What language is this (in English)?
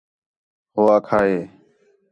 Khetrani